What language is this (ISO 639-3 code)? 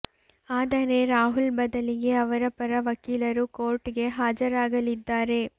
kan